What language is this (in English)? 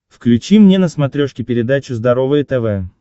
Russian